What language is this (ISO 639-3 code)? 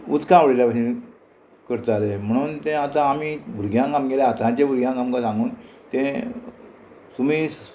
kok